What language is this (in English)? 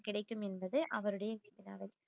Tamil